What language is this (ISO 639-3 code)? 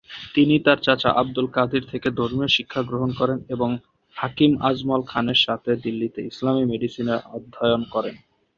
ben